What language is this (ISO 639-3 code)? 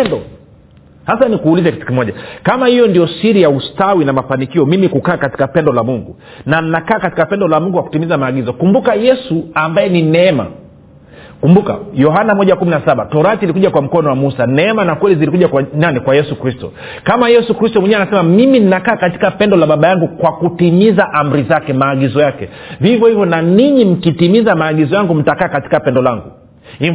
swa